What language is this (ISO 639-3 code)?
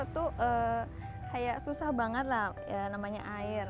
ind